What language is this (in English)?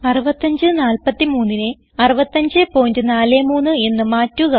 Malayalam